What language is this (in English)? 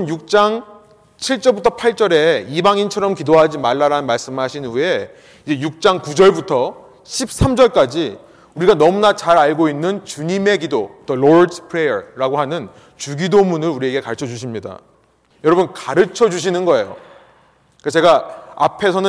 Korean